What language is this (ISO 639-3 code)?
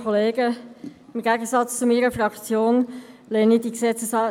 gsw